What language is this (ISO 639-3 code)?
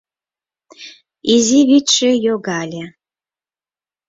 chm